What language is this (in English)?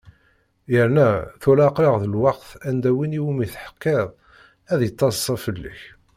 Kabyle